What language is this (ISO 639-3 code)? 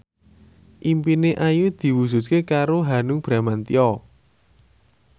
jav